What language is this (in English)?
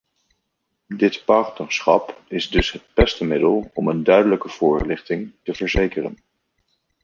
Dutch